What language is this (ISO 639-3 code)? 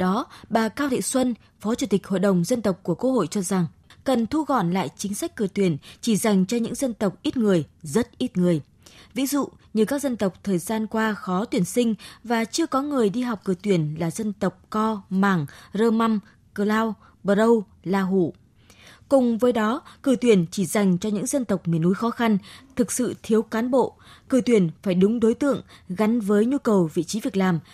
vie